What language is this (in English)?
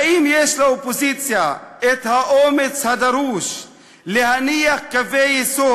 Hebrew